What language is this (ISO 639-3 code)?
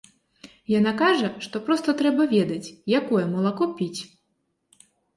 bel